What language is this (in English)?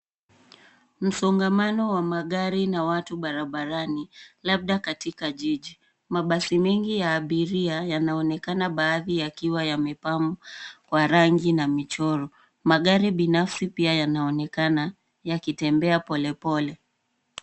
Swahili